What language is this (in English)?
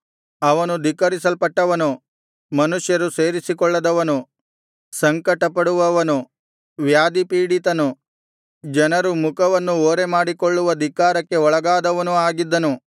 Kannada